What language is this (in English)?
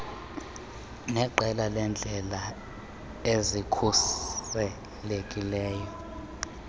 Xhosa